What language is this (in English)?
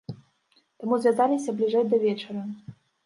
Belarusian